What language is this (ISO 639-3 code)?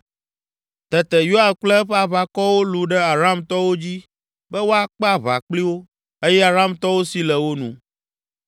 ewe